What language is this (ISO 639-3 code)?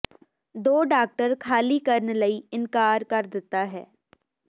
pan